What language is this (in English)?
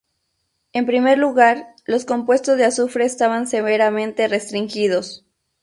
Spanish